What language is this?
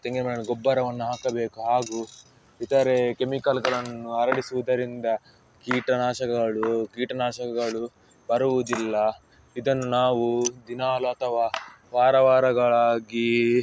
Kannada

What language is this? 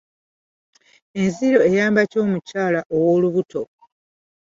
Ganda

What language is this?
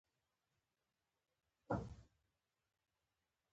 Pashto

